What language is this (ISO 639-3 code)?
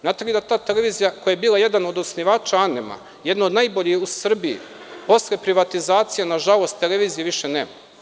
srp